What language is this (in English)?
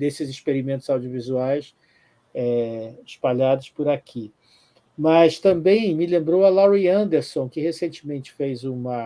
Portuguese